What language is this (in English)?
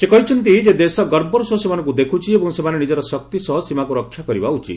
Odia